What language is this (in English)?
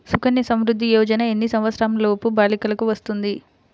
Telugu